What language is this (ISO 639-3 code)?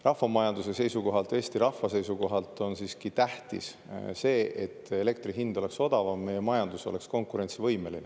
est